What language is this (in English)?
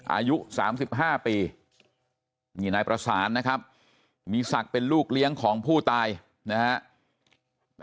Thai